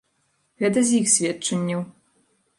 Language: Belarusian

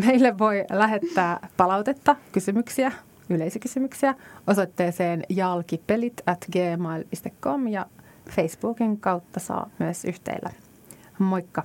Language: Finnish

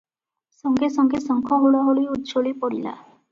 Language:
Odia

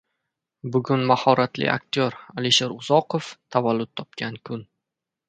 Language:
Uzbek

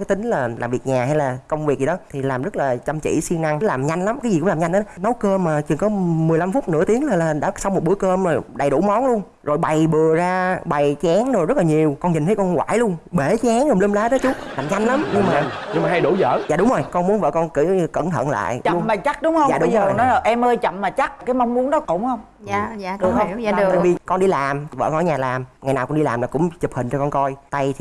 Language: Vietnamese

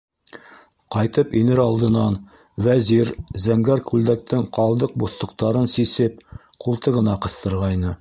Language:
Bashkir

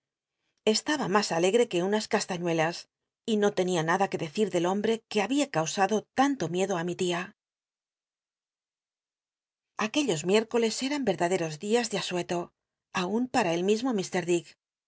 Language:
Spanish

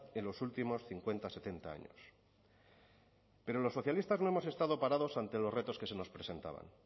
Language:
Spanish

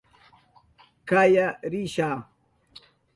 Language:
Southern Pastaza Quechua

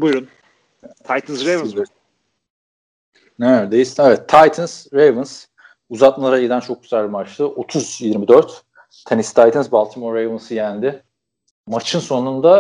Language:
Turkish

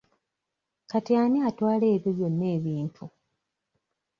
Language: Ganda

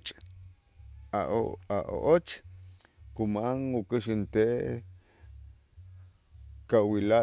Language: Itzá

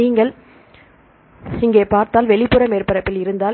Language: Tamil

